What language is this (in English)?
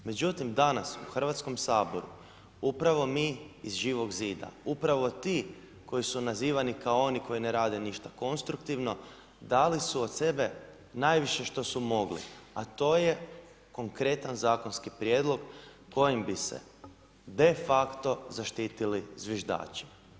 Croatian